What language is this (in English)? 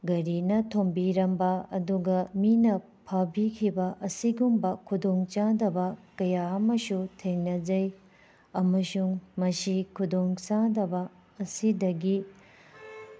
Manipuri